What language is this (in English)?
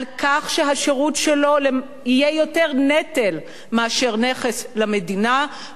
Hebrew